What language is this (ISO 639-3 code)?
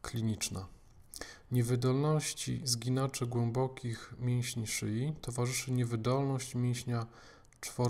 pol